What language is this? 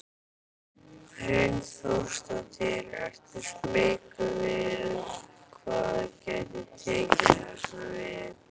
Icelandic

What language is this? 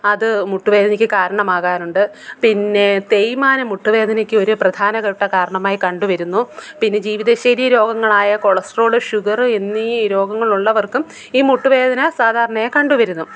Malayalam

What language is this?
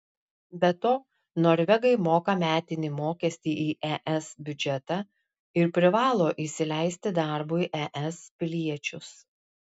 Lithuanian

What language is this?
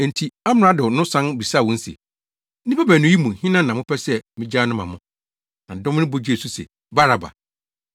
Akan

